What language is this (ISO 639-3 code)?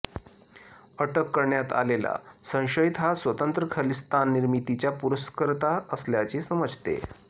mar